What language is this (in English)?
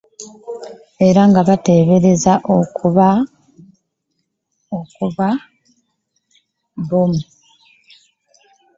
Ganda